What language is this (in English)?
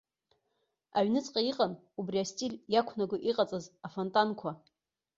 Abkhazian